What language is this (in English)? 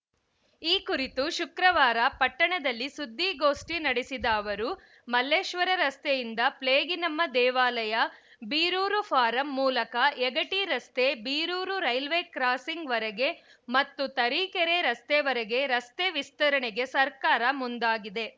Kannada